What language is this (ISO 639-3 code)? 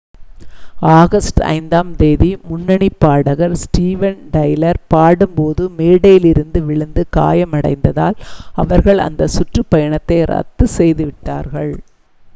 tam